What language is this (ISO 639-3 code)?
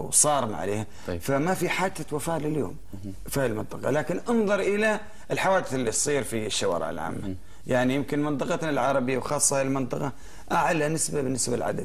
ara